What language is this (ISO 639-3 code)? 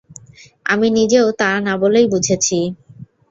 ben